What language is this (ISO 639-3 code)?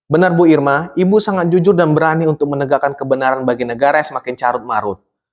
ind